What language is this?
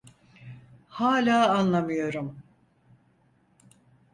Turkish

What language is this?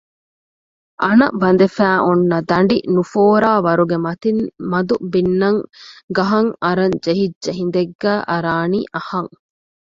Divehi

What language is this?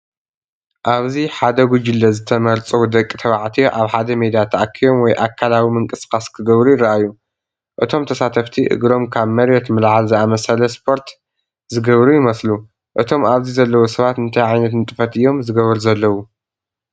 Tigrinya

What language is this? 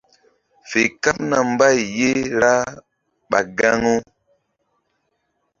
Mbum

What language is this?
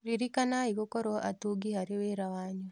Kikuyu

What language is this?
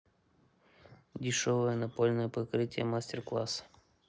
Russian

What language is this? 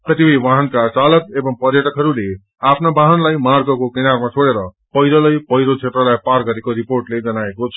Nepali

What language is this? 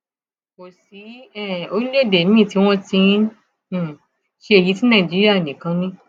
Yoruba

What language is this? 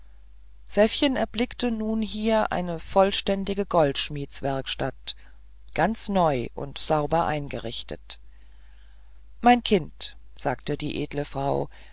German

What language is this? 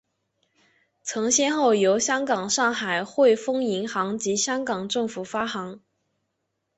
Chinese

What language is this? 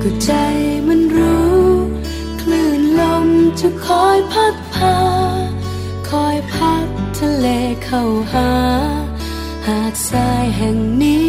Thai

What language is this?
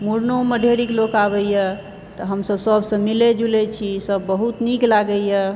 Maithili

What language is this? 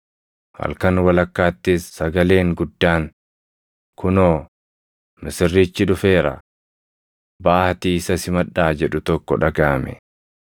Oromo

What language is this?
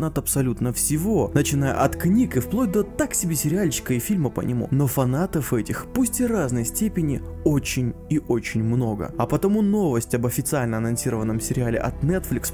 Russian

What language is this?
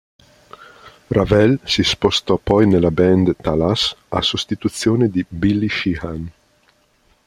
Italian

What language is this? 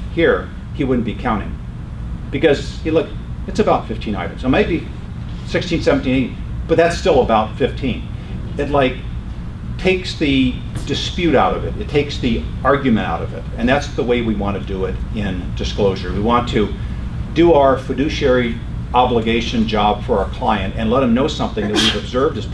English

